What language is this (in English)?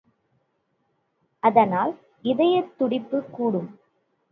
Tamil